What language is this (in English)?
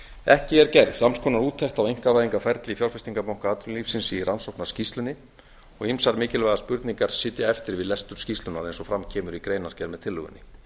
Icelandic